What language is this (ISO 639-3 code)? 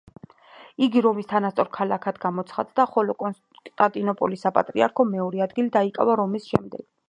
kat